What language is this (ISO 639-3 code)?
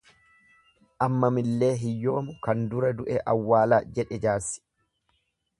orm